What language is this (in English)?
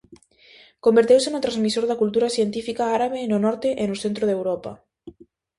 Galician